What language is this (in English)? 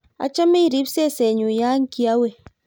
Kalenjin